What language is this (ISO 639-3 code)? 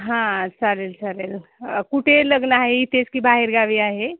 mar